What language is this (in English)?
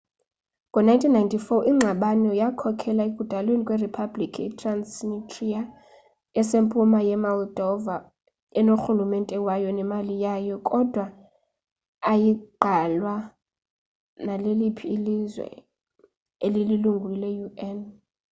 Xhosa